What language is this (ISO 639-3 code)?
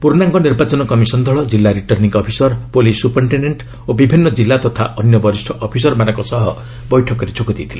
ori